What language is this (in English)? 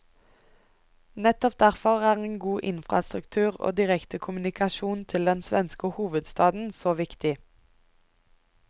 Norwegian